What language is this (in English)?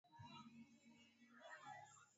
Swahili